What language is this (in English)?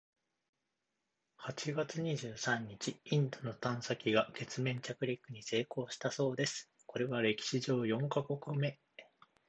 Japanese